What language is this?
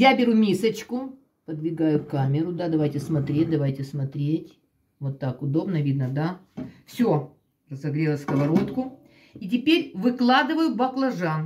Russian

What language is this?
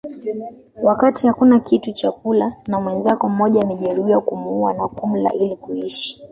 Swahili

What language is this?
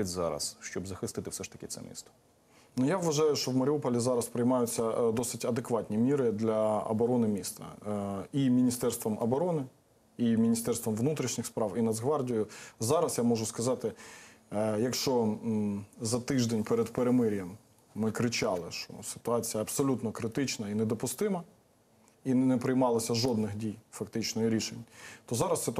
Russian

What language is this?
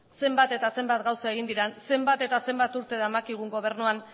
Basque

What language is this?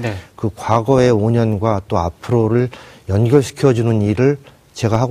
Korean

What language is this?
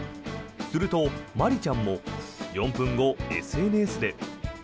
Japanese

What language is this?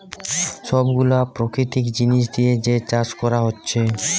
Bangla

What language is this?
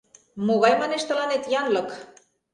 Mari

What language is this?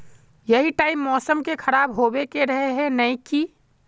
Magahi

